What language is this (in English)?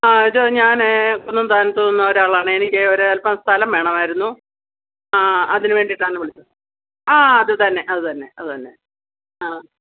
Malayalam